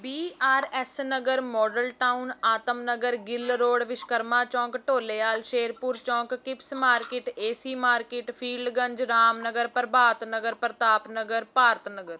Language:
Punjabi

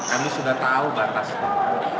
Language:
Indonesian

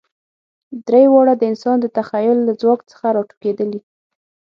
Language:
Pashto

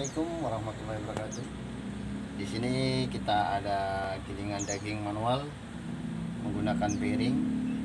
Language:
Indonesian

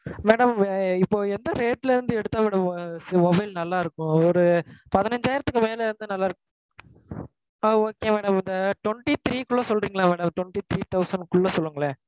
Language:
Tamil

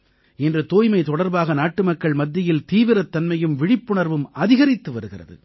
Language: Tamil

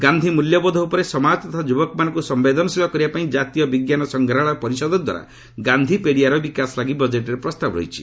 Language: Odia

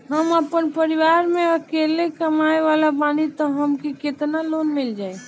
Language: Bhojpuri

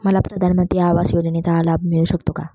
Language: Marathi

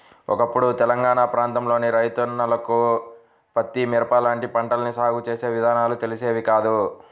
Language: Telugu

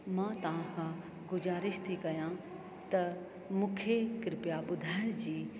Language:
Sindhi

